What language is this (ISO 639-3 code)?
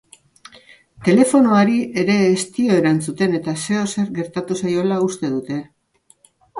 eus